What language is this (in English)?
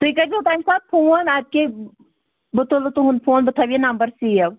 Kashmiri